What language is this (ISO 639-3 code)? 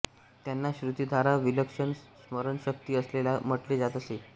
mar